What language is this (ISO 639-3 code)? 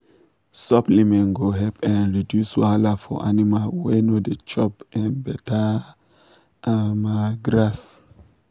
pcm